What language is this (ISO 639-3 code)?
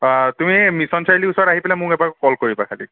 asm